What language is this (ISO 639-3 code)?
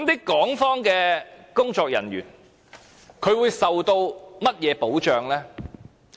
yue